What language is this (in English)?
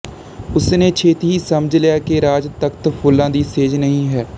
Punjabi